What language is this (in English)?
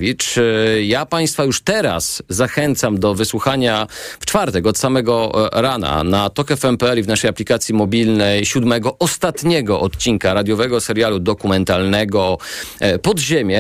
Polish